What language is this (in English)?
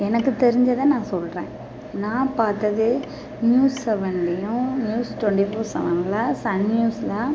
Tamil